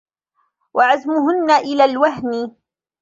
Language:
Arabic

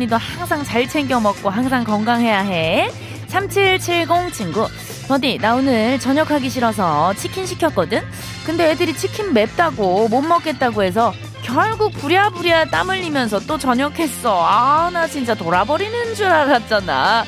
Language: Korean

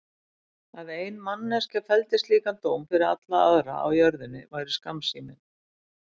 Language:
Icelandic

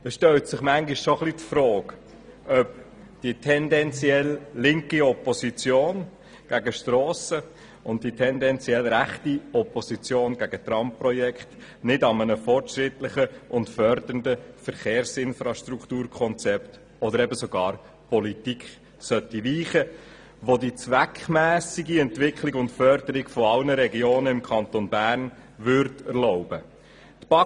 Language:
Swiss German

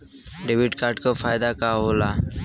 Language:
Bhojpuri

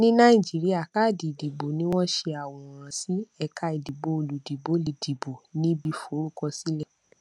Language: Yoruba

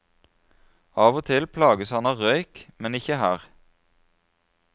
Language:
Norwegian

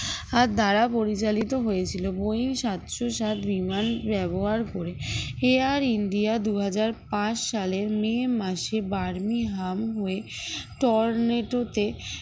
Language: Bangla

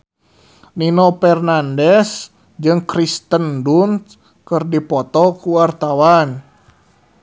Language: Sundanese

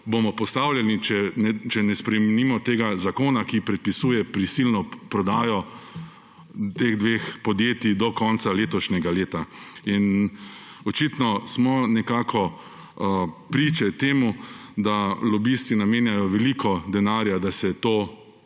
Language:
Slovenian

